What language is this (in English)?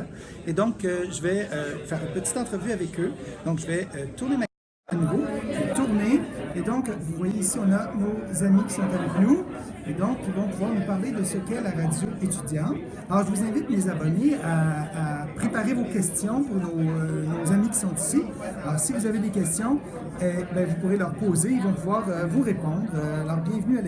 French